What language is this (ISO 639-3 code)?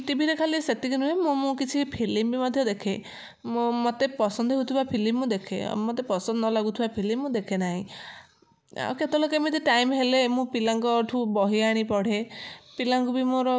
ori